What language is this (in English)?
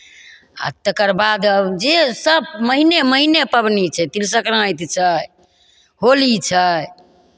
Maithili